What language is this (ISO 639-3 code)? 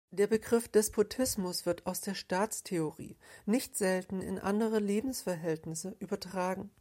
deu